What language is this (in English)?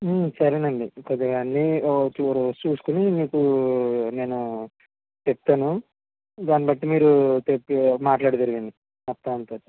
Telugu